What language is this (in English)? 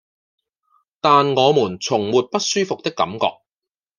Cantonese